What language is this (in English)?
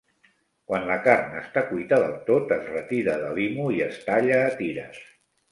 Catalan